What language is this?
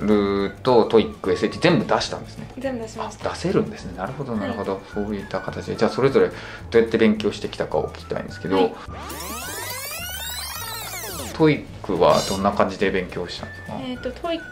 Japanese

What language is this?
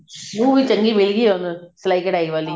Punjabi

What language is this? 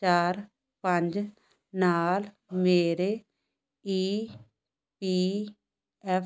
Punjabi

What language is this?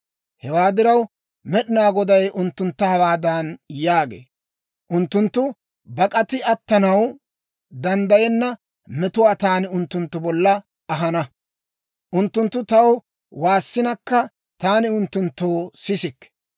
Dawro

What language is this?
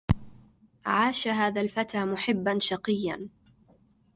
Arabic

